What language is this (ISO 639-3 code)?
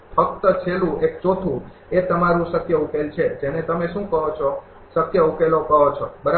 guj